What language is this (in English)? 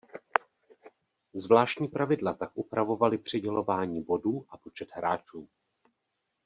Czech